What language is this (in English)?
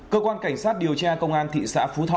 Vietnamese